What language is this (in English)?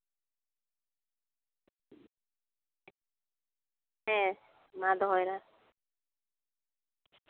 Santali